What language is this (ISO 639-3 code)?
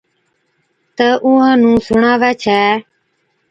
odk